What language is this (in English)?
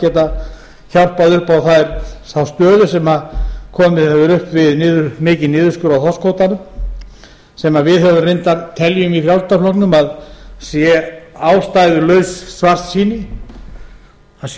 Icelandic